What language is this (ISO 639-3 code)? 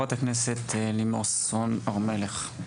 heb